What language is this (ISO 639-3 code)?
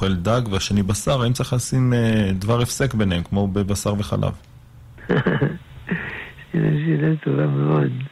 heb